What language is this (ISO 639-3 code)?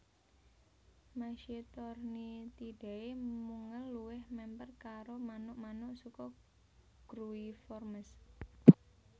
jav